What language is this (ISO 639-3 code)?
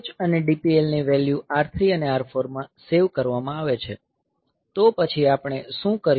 guj